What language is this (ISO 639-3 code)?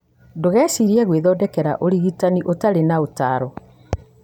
kik